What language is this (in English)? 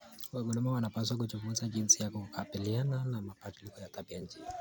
Kalenjin